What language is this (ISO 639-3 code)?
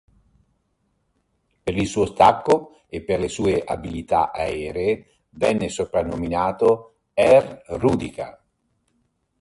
ita